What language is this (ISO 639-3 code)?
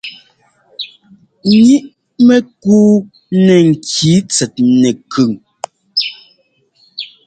jgo